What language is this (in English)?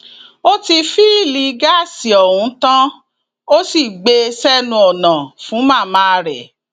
Yoruba